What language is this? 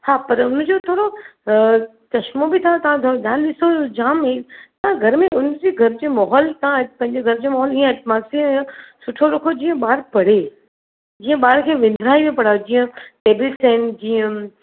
Sindhi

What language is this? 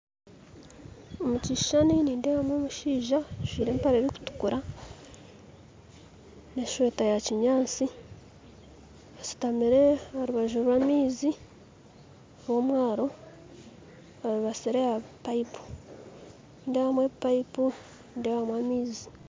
Nyankole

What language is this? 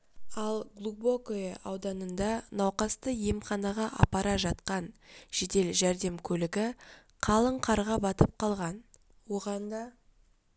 Kazakh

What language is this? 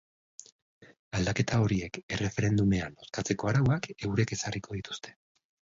Basque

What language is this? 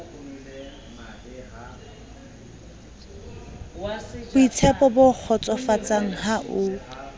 Southern Sotho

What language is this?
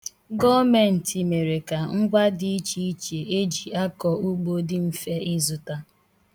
Igbo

